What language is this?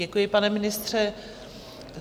Czech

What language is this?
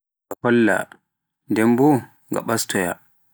Pular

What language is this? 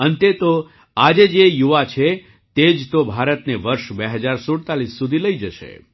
Gujarati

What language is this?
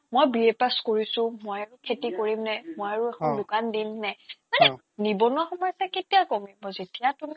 Assamese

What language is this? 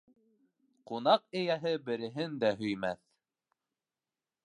Bashkir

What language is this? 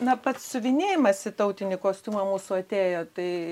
Lithuanian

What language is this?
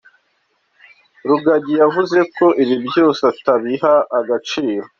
Kinyarwanda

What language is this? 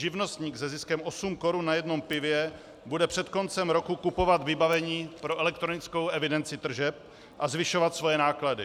Czech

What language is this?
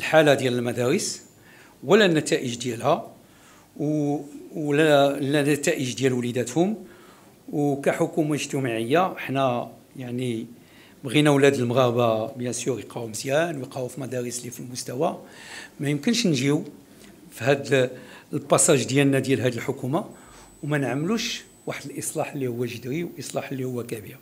Arabic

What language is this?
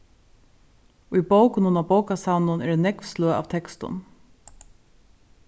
Faroese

